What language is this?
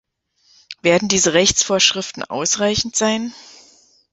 German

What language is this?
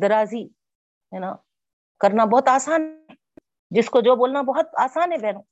Urdu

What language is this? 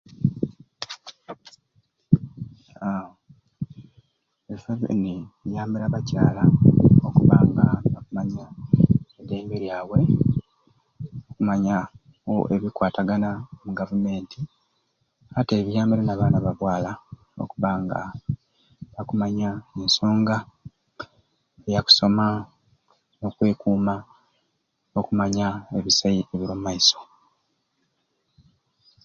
Ruuli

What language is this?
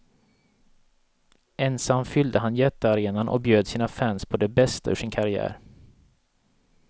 Swedish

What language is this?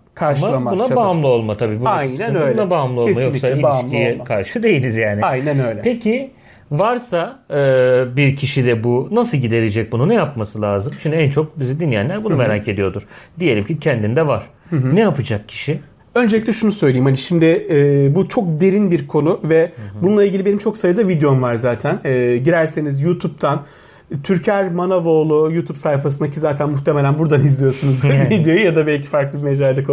Turkish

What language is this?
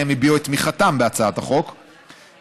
Hebrew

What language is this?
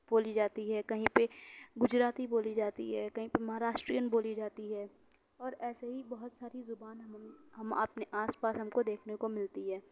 Urdu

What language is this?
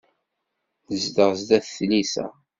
Kabyle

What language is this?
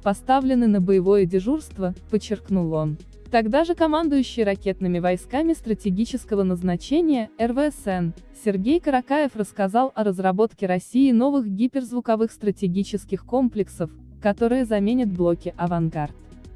Russian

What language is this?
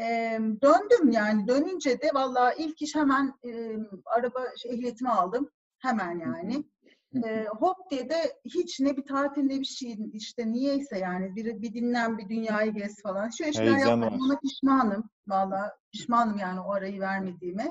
Turkish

